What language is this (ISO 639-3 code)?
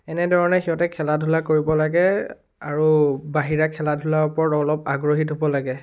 asm